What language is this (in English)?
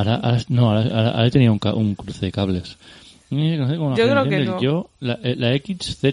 Spanish